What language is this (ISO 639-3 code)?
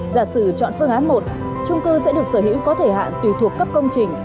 vie